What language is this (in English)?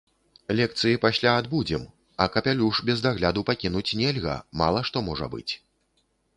Belarusian